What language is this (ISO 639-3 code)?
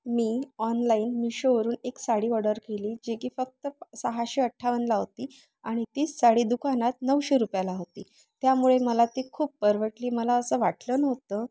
mar